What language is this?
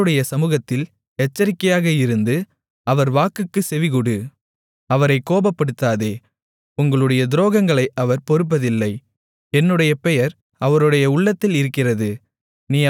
Tamil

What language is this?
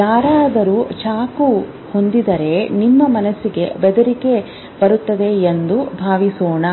Kannada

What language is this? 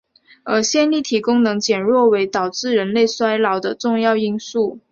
Chinese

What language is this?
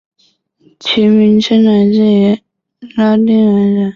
Chinese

